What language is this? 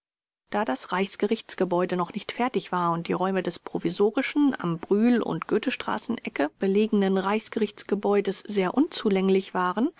German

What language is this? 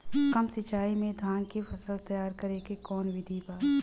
Bhojpuri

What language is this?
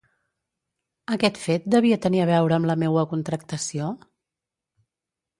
Catalan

